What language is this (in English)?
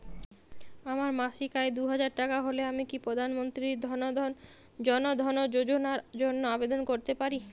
Bangla